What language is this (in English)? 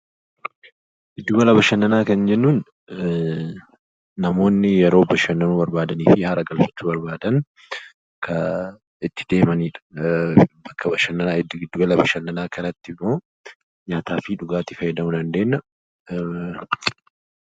Oromo